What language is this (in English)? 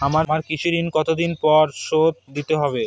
Bangla